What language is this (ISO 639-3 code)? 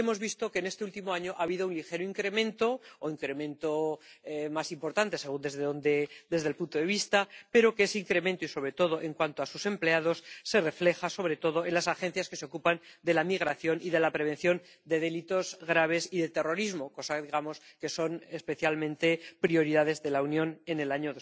spa